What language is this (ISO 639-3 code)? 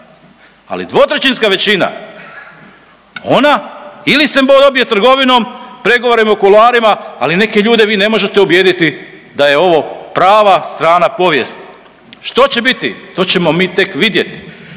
hrv